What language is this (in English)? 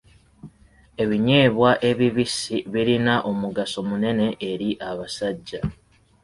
Ganda